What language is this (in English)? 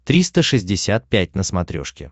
Russian